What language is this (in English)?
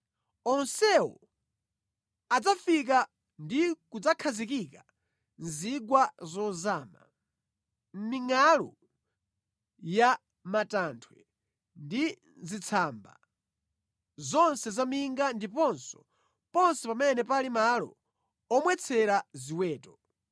Nyanja